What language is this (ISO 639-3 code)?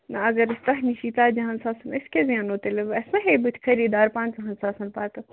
kas